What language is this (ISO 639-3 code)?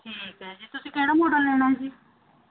pan